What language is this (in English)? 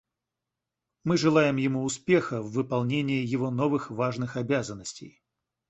Russian